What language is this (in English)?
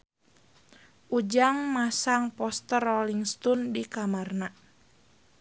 Sundanese